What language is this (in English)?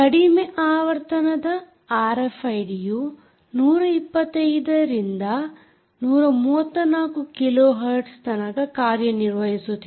Kannada